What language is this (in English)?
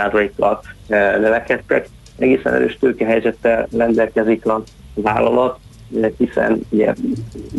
Hungarian